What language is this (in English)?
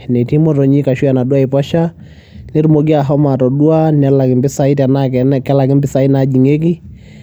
Masai